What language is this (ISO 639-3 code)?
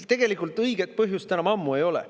est